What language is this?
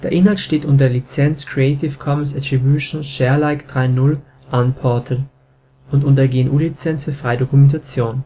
German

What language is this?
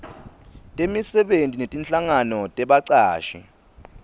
Swati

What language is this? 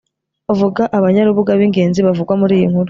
Kinyarwanda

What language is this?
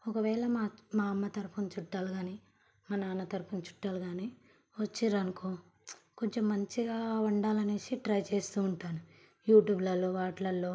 Telugu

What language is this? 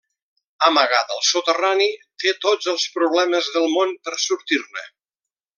Catalan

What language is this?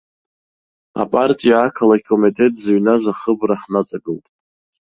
Abkhazian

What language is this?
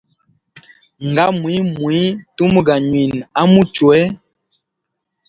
Hemba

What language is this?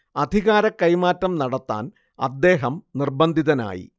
Malayalam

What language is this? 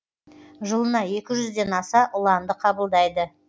Kazakh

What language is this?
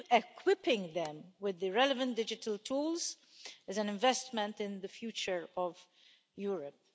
English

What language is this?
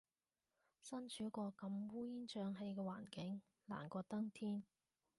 Cantonese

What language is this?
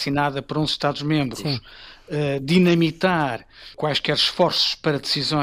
Portuguese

